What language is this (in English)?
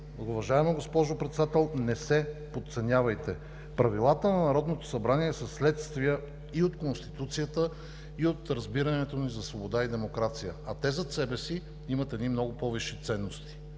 Bulgarian